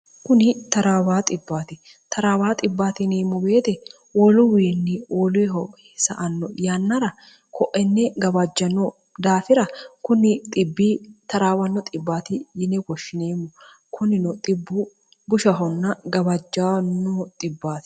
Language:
Sidamo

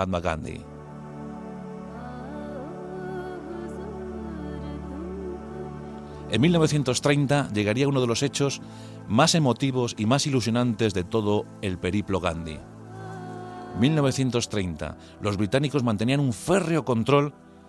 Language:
Spanish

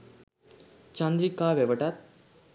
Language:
Sinhala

